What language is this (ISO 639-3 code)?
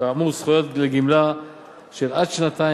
heb